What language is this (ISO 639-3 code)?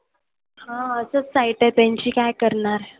mar